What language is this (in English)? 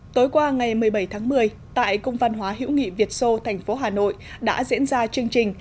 Vietnamese